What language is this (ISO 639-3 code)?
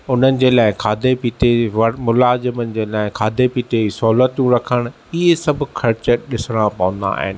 snd